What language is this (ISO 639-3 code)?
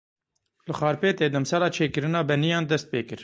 kur